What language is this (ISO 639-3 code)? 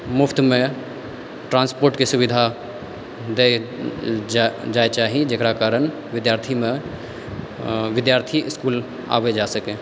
mai